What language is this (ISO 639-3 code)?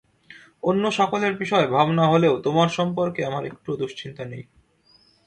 ben